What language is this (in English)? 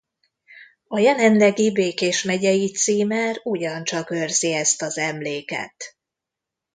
Hungarian